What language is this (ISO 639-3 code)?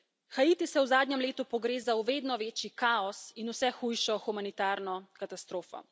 slv